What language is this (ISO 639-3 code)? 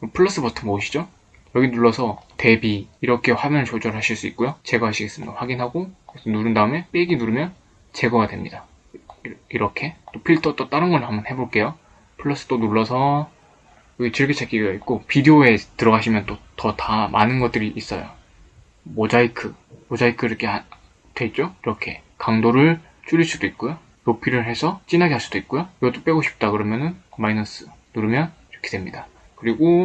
kor